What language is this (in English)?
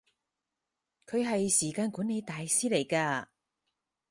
Cantonese